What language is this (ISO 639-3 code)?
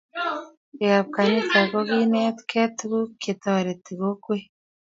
kln